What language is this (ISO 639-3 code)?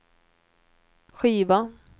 swe